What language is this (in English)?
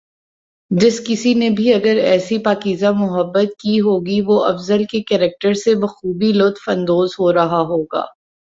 Urdu